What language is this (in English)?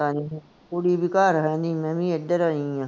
Punjabi